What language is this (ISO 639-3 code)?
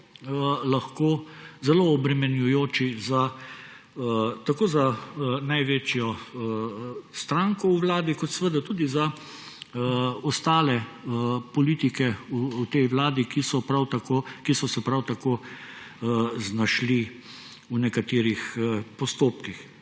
slv